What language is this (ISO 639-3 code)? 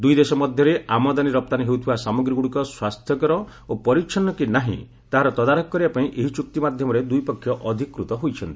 ori